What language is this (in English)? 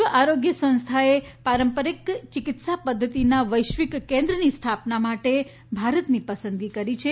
Gujarati